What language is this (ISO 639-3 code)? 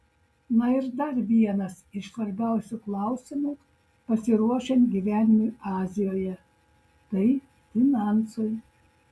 lit